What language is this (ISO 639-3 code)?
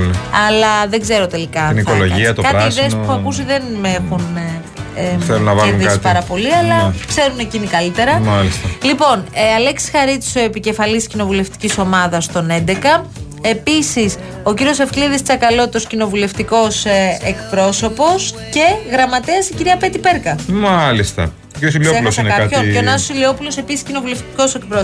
ell